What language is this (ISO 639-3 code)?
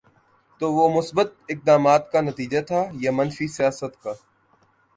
urd